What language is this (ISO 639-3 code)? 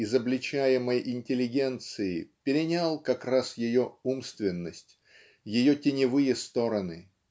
rus